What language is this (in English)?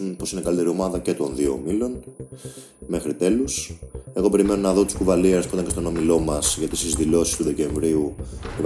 Greek